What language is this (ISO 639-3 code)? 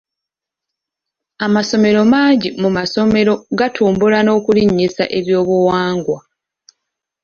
lug